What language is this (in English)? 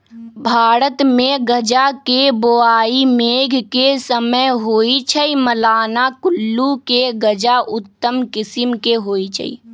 Magahi